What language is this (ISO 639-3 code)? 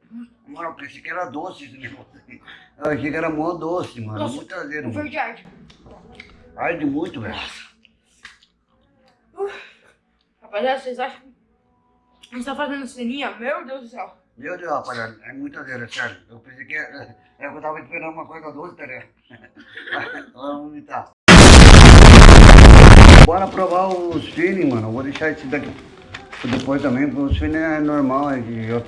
por